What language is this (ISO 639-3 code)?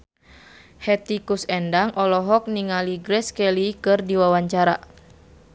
sun